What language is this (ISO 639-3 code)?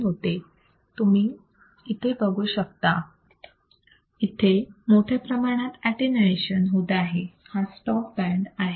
mar